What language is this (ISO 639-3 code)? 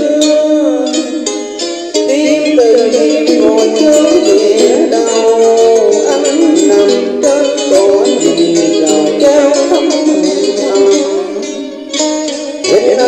vie